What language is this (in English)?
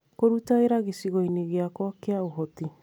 Kikuyu